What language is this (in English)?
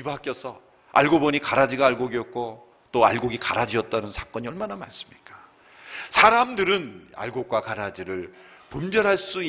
Korean